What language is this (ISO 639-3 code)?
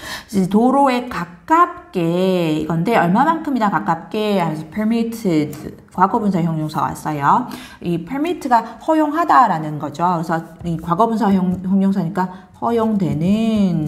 kor